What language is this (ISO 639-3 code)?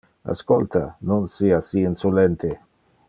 ina